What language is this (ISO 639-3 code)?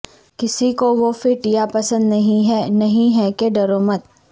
urd